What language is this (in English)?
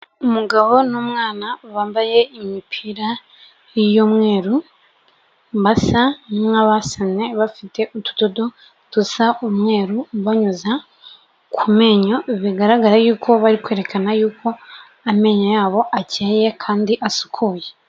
Kinyarwanda